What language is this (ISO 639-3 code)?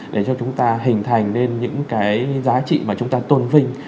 vie